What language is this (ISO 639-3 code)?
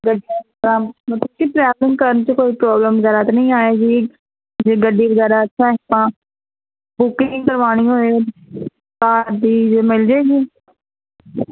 pan